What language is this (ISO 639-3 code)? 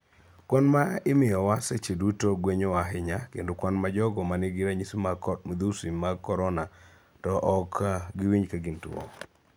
luo